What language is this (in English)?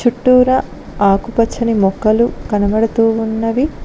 Telugu